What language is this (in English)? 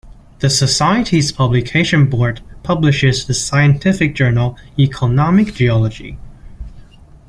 English